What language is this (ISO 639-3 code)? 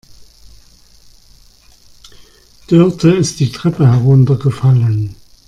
deu